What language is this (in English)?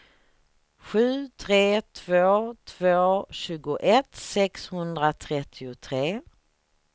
Swedish